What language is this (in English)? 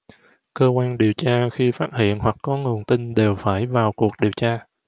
Vietnamese